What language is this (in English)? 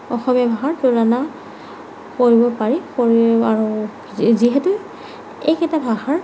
Assamese